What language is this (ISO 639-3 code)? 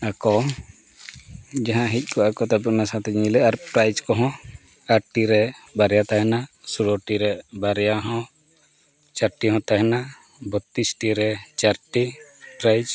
sat